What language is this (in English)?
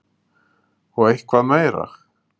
Icelandic